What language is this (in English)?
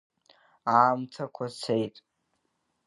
Abkhazian